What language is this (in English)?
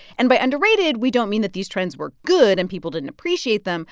English